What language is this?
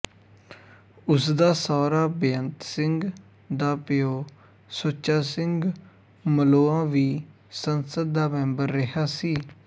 Punjabi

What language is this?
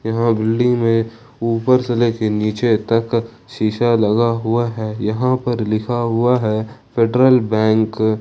Hindi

